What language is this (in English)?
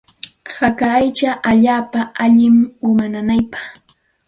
Santa Ana de Tusi Pasco Quechua